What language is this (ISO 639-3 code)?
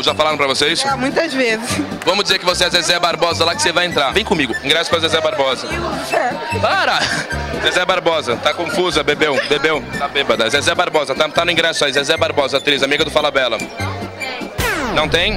por